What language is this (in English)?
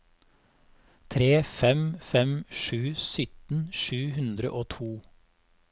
Norwegian